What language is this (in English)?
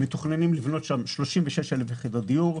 Hebrew